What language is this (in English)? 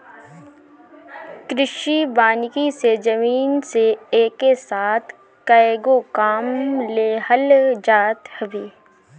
Bhojpuri